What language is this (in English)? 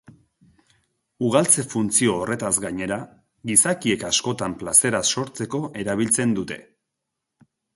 Basque